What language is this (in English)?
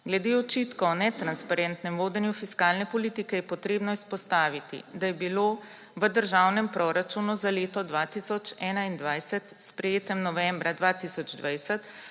Slovenian